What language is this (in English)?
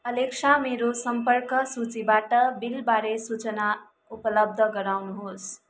Nepali